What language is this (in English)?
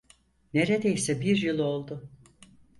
Turkish